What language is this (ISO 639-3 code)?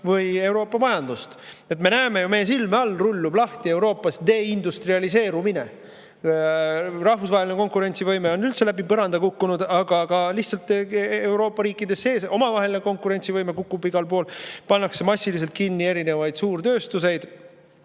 est